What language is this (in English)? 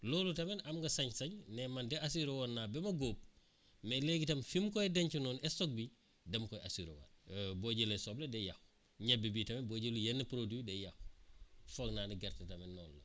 Wolof